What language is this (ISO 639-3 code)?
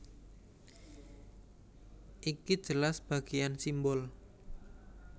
jav